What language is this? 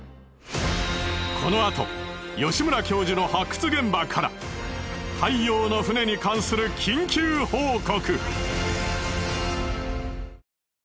Japanese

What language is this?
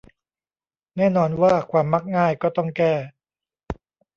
Thai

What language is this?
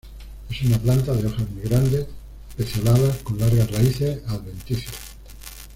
Spanish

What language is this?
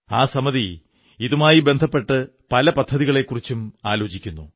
Malayalam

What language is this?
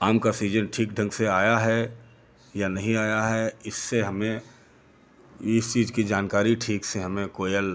Hindi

